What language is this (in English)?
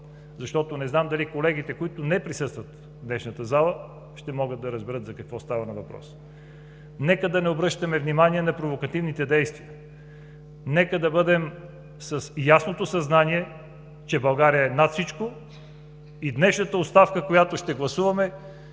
Bulgarian